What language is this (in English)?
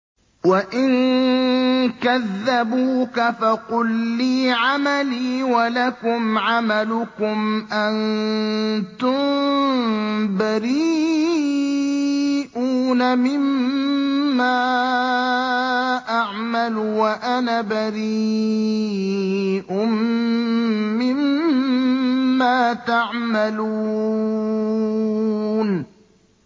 Arabic